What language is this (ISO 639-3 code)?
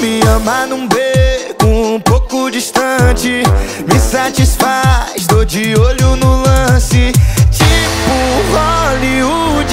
por